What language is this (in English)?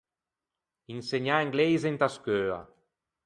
Ligurian